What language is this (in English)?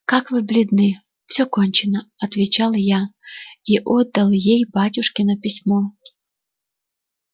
Russian